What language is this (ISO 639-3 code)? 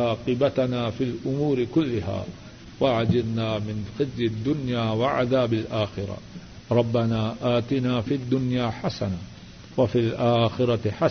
urd